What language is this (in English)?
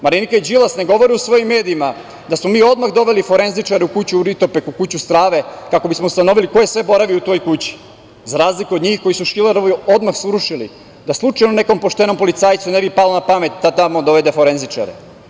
Serbian